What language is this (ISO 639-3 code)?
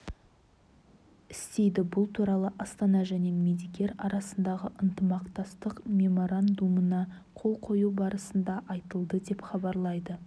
kaz